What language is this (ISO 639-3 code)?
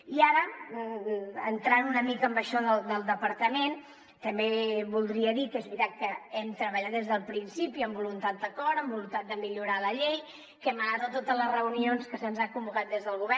cat